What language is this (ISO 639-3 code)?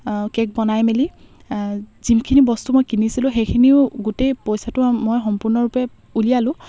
asm